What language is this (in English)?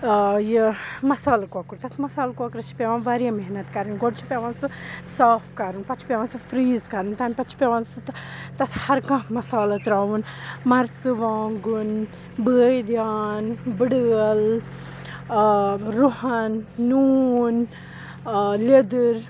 Kashmiri